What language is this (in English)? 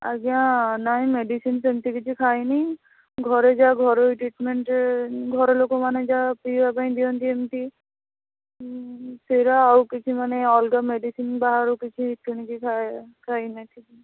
Odia